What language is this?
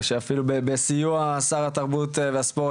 Hebrew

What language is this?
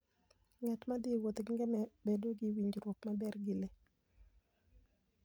Luo (Kenya and Tanzania)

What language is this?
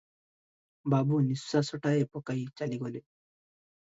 Odia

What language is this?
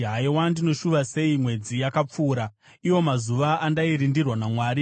Shona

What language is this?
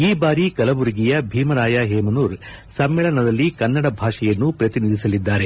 Kannada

